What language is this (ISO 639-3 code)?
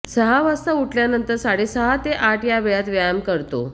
mar